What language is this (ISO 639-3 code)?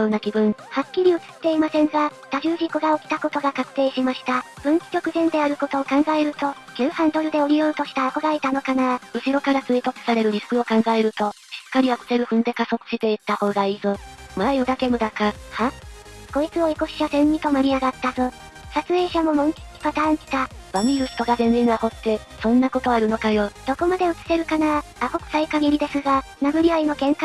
jpn